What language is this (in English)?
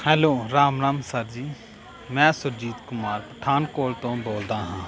Punjabi